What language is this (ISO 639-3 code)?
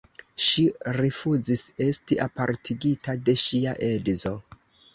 epo